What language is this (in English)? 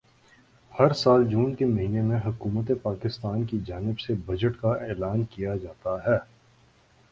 Urdu